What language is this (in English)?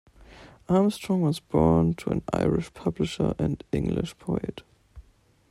English